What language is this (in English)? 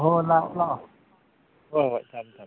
Manipuri